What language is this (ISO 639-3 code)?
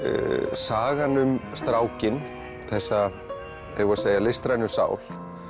isl